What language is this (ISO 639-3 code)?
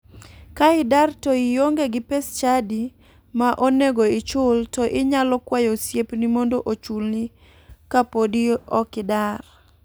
luo